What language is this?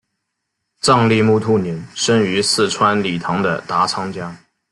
Chinese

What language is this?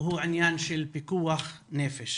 Hebrew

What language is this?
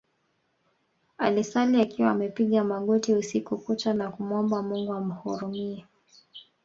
Swahili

